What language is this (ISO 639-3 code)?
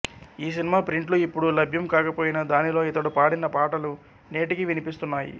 tel